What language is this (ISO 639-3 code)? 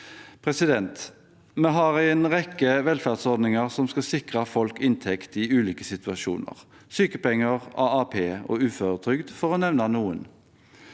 nor